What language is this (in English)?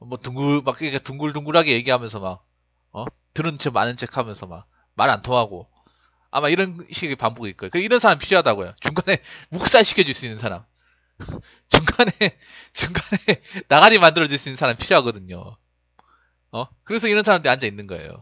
Korean